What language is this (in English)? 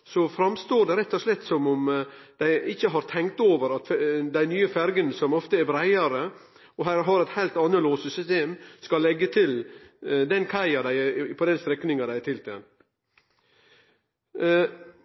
Norwegian Nynorsk